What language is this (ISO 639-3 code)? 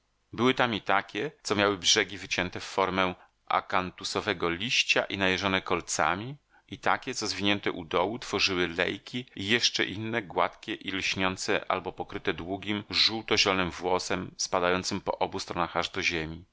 pol